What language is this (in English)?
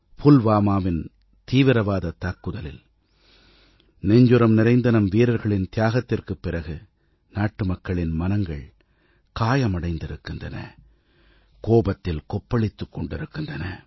Tamil